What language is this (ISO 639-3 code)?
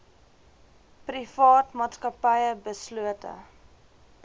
afr